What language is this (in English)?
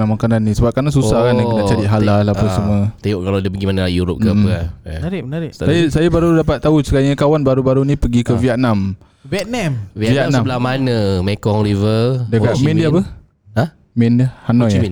Malay